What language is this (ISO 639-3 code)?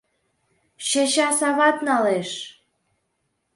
chm